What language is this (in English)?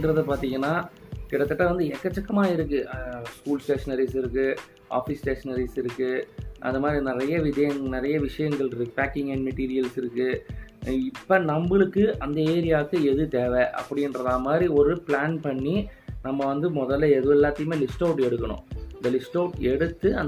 Tamil